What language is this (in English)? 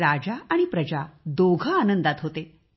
Marathi